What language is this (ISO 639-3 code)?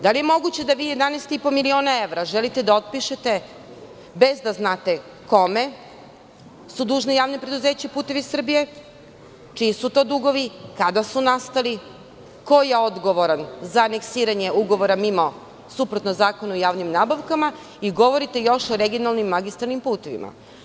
srp